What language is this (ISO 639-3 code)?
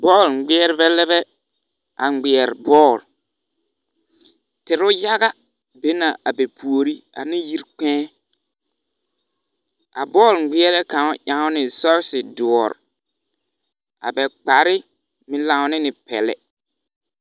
dga